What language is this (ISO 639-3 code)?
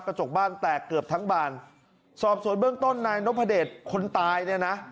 tha